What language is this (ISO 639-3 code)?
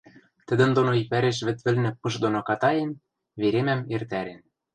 mrj